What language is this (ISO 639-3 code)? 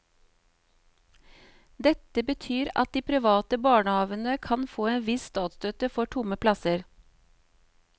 nor